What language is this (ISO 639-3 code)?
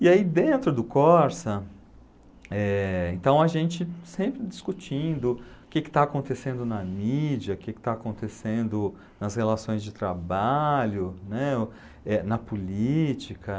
por